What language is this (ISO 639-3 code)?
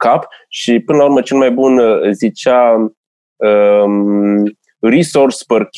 ron